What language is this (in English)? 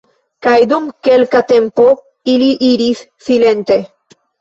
Esperanto